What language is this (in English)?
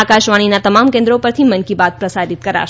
Gujarati